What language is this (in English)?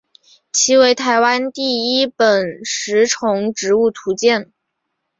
Chinese